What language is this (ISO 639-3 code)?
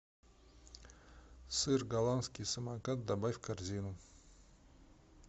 rus